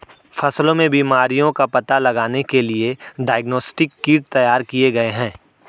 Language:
Hindi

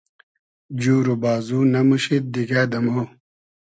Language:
Hazaragi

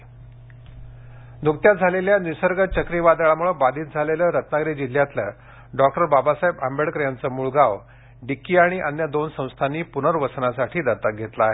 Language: Marathi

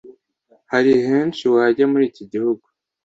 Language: Kinyarwanda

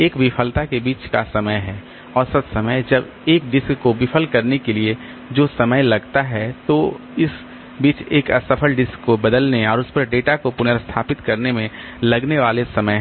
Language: Hindi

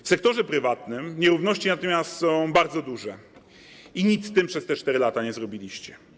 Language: Polish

